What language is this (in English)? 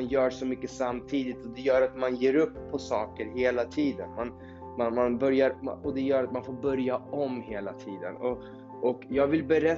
Swedish